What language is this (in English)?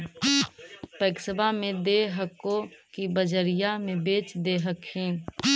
Magahi